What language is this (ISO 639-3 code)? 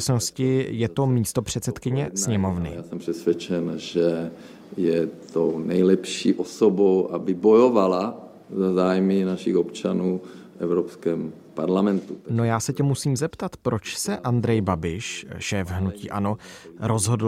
ces